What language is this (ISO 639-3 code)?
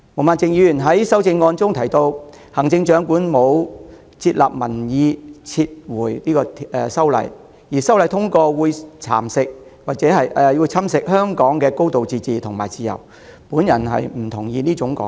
yue